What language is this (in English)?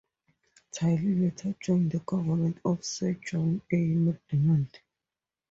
English